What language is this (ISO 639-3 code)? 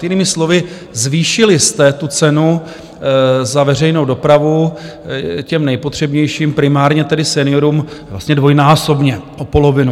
ces